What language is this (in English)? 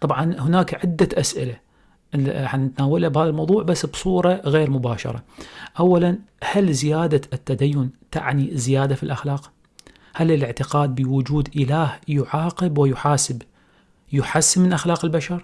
Arabic